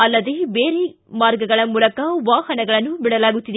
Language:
Kannada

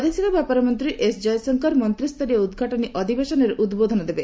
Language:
Odia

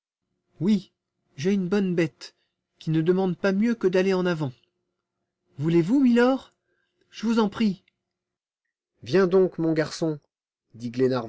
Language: French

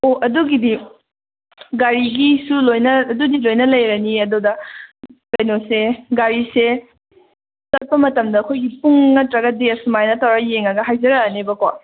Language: Manipuri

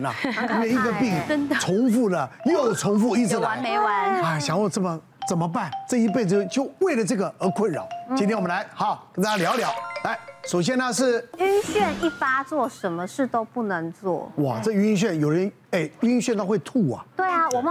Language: Chinese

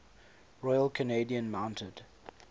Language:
English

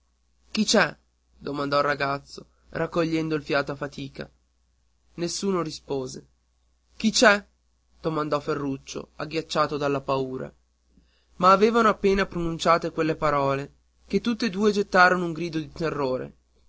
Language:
Italian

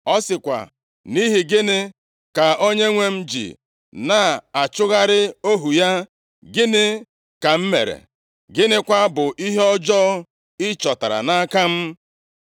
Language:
Igbo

